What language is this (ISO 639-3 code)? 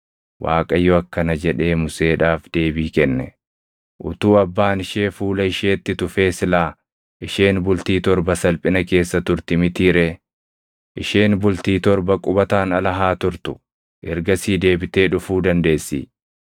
orm